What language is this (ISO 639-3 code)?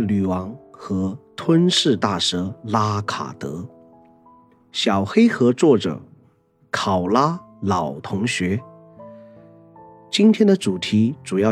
zho